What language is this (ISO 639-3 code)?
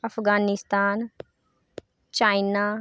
doi